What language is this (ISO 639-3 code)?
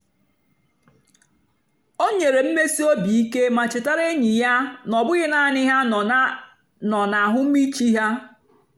ibo